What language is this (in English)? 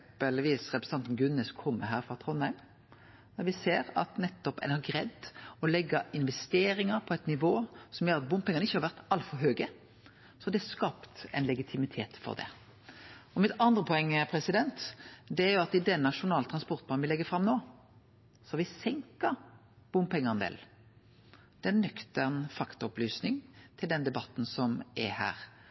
Norwegian Nynorsk